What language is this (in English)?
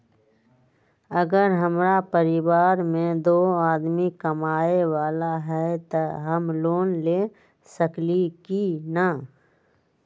Magahi